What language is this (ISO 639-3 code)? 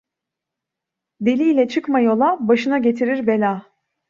tur